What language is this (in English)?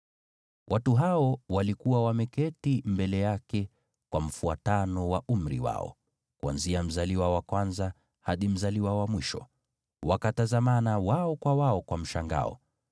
Swahili